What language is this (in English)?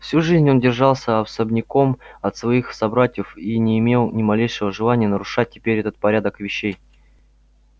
Russian